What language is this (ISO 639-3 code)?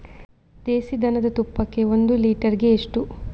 kan